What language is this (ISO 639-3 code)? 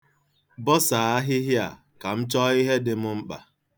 ibo